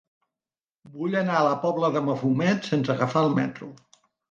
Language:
Catalan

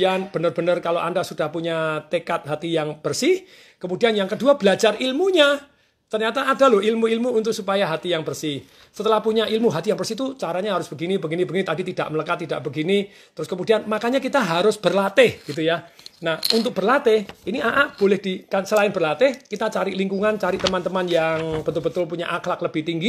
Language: Indonesian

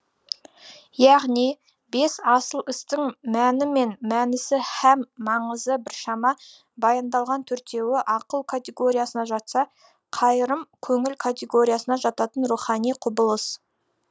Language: Kazakh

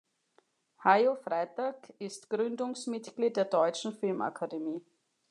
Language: German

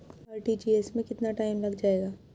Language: Hindi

